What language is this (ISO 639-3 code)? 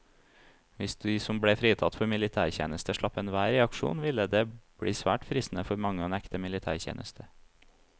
nor